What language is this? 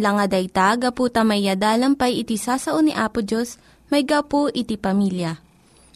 Filipino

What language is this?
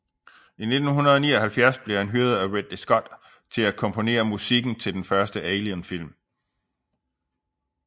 Danish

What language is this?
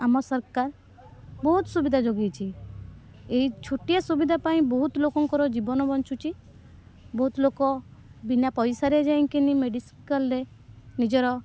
Odia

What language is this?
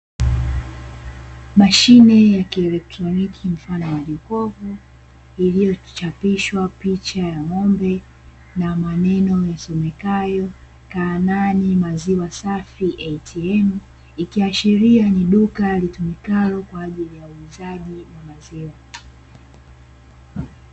Swahili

